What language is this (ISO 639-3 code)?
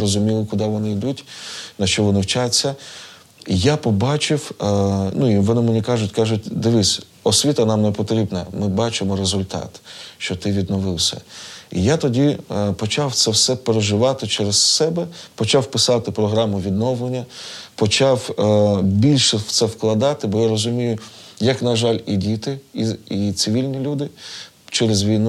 ukr